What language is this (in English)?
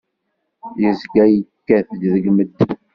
Kabyle